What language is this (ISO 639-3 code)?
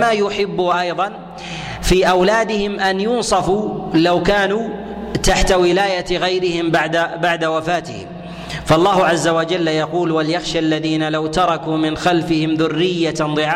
ara